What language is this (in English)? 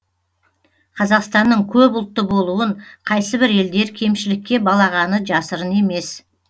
Kazakh